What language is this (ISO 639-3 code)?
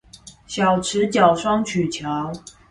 zho